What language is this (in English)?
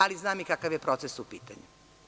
Serbian